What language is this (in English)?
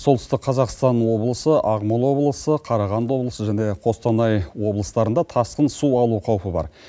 Kazakh